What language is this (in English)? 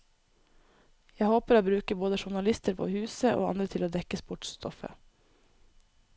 Norwegian